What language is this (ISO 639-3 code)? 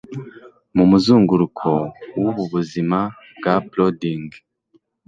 kin